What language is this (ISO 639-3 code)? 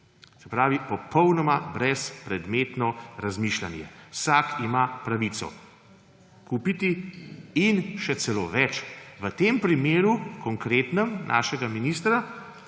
slv